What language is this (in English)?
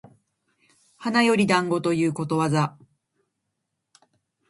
Japanese